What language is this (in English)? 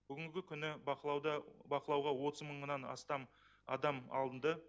Kazakh